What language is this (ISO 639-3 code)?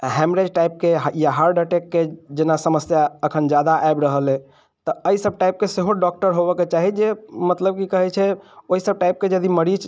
mai